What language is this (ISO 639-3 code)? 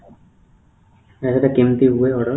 ori